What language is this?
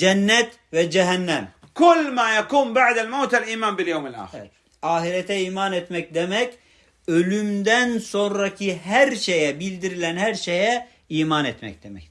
Turkish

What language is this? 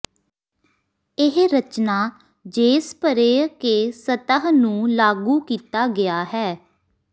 Punjabi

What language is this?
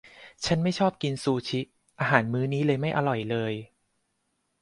Thai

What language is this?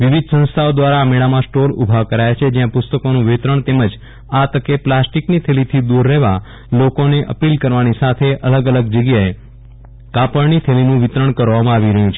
Gujarati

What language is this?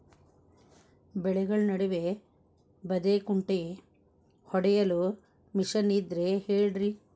Kannada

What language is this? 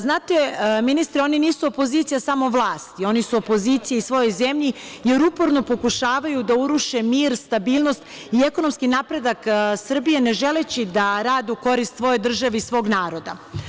Serbian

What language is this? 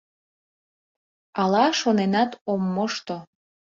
Mari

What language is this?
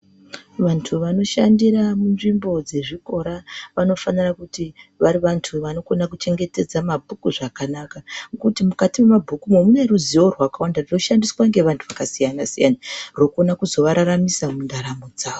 Ndau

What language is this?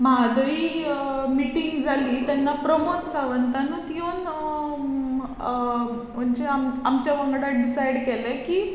Konkani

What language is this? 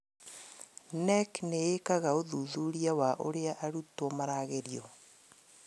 Kikuyu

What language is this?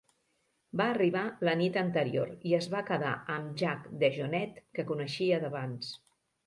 Catalan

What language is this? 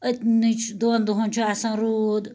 Kashmiri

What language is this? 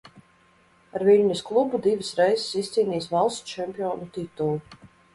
Latvian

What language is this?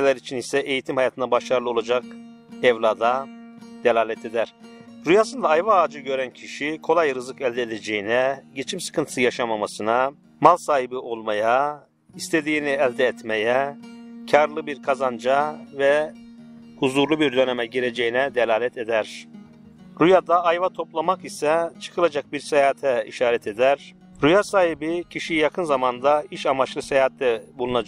Turkish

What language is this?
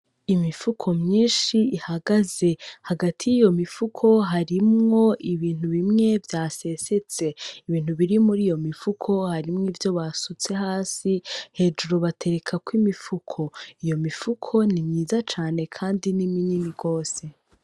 Rundi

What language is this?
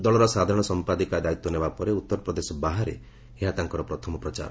Odia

